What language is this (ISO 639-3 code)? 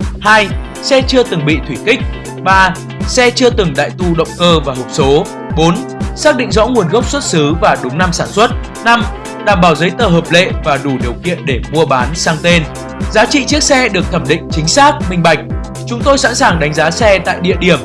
vie